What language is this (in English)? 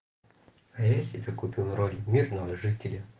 Russian